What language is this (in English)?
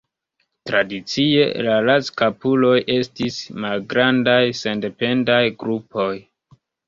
Esperanto